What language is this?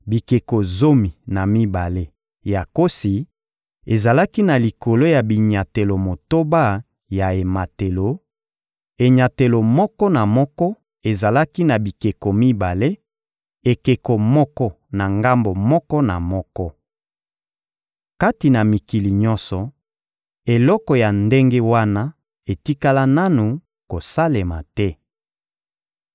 Lingala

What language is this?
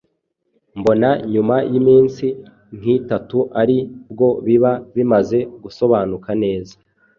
Kinyarwanda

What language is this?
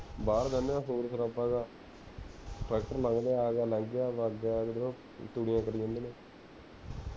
Punjabi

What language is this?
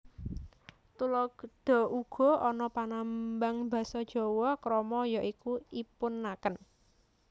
Javanese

